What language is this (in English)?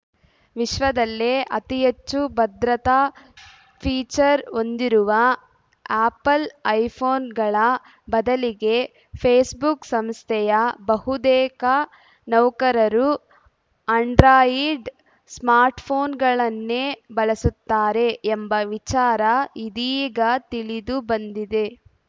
Kannada